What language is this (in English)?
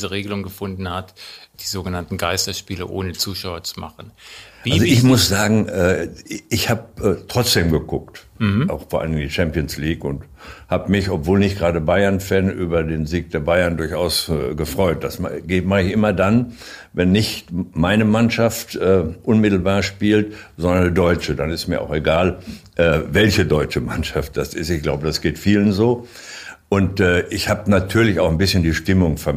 German